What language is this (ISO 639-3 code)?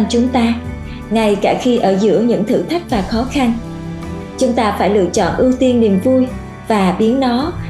vie